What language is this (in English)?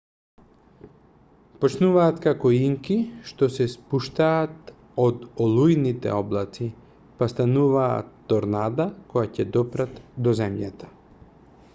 Macedonian